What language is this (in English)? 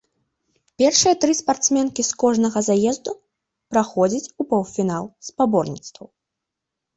Belarusian